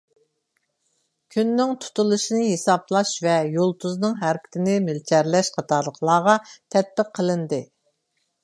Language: Uyghur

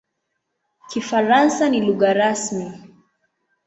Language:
Swahili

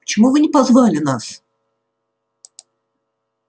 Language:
Russian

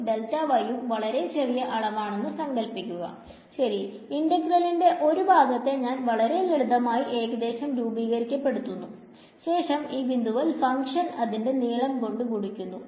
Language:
Malayalam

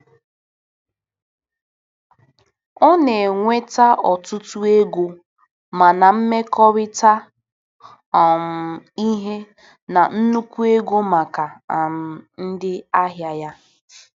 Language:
Igbo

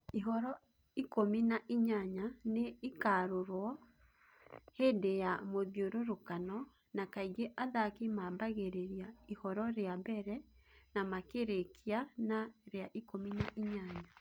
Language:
Kikuyu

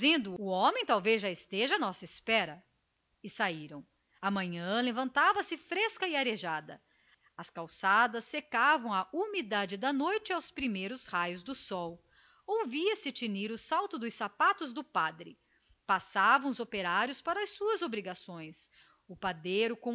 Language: Portuguese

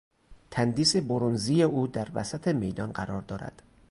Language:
Persian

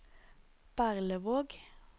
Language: Norwegian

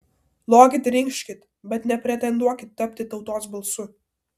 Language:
Lithuanian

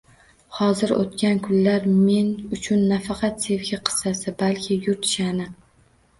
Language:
Uzbek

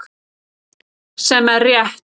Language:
Icelandic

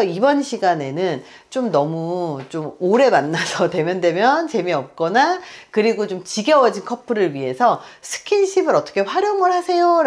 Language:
Korean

